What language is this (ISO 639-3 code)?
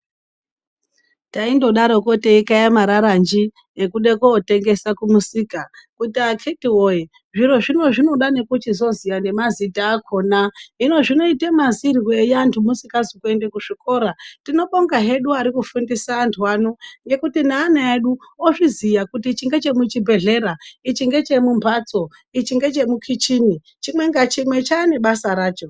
ndc